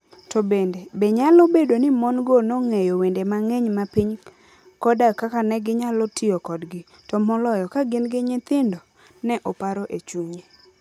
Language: Luo (Kenya and Tanzania)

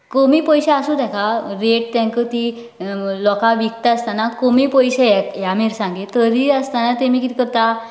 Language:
Konkani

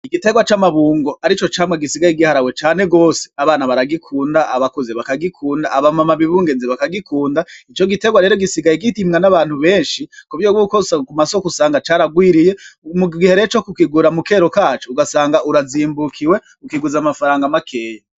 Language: Rundi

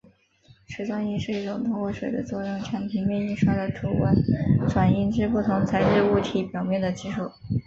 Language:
Chinese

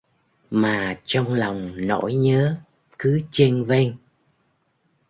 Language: Vietnamese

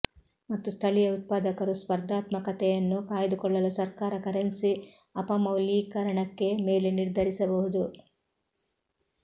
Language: Kannada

